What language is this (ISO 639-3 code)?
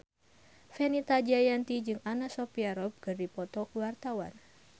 sun